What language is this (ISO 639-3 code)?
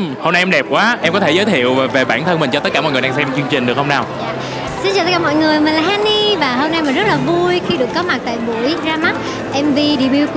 vie